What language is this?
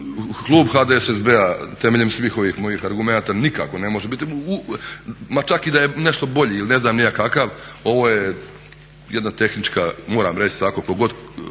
Croatian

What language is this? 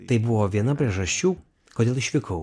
Lithuanian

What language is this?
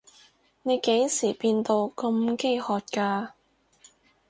Cantonese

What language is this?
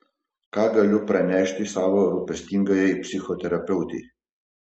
Lithuanian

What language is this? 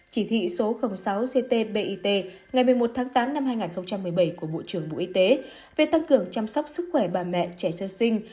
Vietnamese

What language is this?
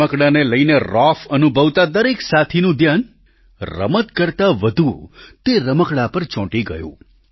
Gujarati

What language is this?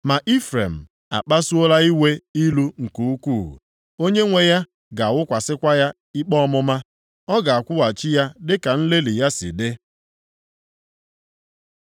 Igbo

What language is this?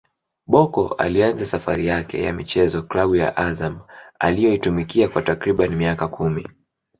Swahili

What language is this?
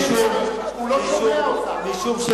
Hebrew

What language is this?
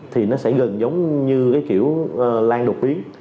Vietnamese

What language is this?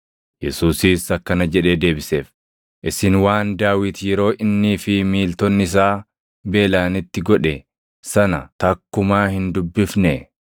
Oromo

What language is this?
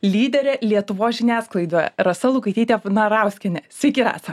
Lithuanian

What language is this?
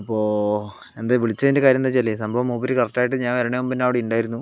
Malayalam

